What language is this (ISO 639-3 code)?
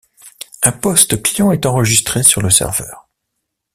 fra